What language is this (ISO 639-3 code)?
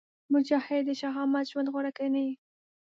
pus